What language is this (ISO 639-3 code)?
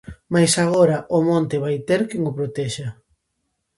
glg